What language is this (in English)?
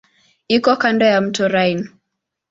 Swahili